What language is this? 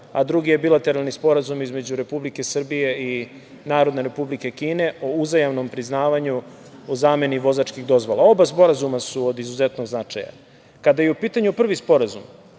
Serbian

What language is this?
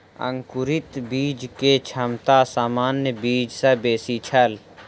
Maithili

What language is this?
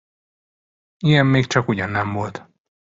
Hungarian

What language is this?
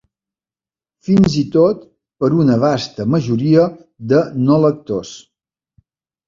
Catalan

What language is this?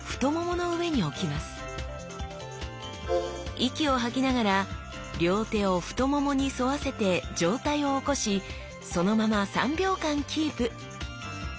Japanese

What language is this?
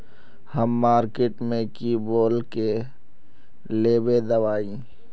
Magahi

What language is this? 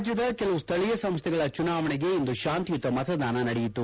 Kannada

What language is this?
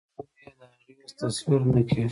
Pashto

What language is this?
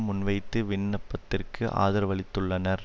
Tamil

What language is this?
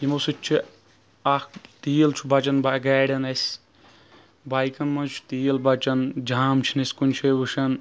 Kashmiri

